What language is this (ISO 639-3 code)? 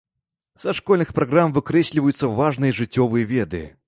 bel